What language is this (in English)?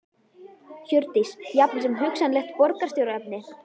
Icelandic